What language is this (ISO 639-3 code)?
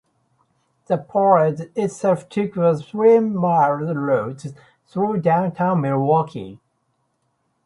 eng